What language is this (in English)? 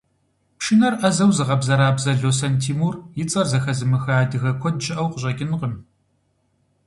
Kabardian